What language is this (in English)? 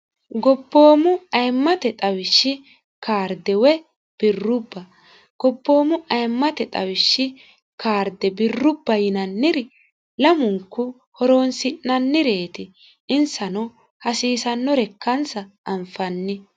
Sidamo